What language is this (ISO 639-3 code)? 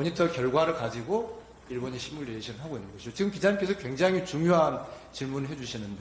kor